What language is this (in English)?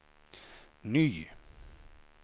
Swedish